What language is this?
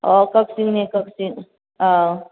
Manipuri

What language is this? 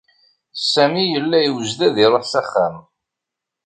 Kabyle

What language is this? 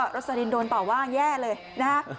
Thai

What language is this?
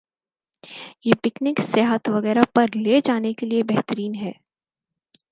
Urdu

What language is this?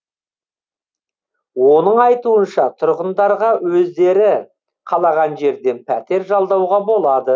Kazakh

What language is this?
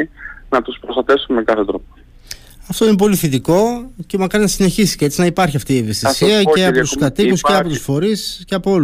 Greek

